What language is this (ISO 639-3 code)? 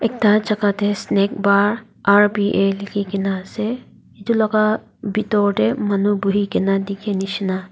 nag